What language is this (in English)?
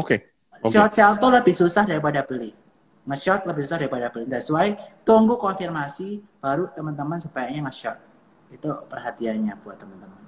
Indonesian